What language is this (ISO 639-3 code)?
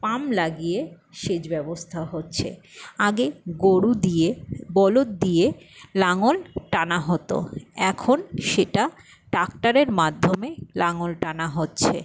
ben